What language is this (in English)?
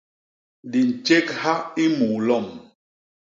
Basaa